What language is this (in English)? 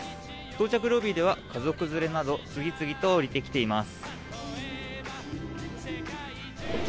Japanese